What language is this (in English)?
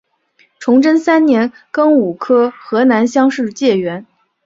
Chinese